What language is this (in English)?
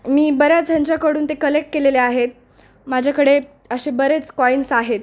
Marathi